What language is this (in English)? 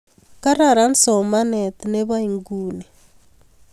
Kalenjin